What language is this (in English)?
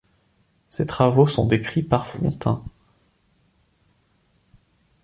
French